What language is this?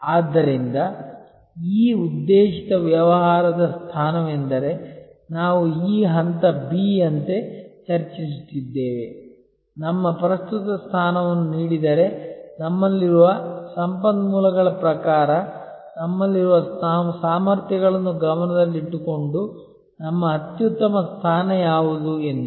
Kannada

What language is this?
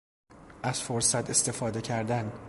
Persian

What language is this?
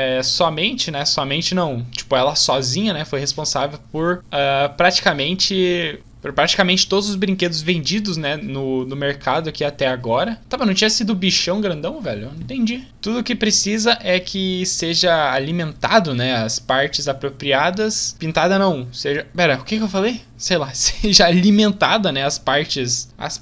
Portuguese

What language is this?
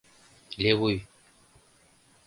Mari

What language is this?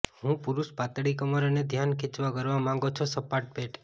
Gujarati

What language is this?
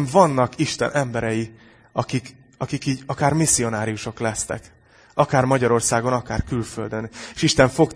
Hungarian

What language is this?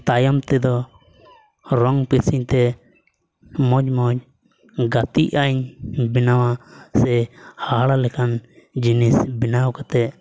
Santali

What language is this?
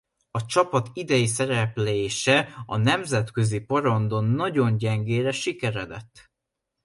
Hungarian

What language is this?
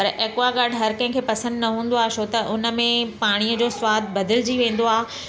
Sindhi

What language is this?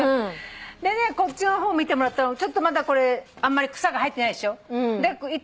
Japanese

